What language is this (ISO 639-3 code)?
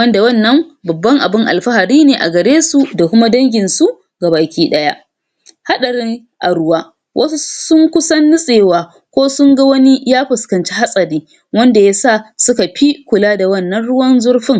hau